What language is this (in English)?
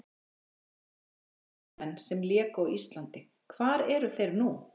Icelandic